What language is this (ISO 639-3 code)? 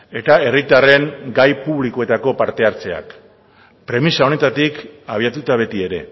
eus